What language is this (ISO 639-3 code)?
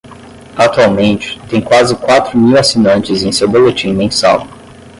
por